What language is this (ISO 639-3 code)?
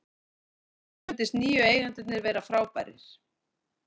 isl